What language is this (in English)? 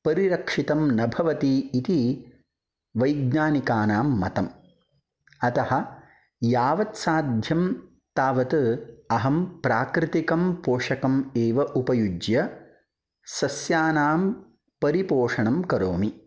Sanskrit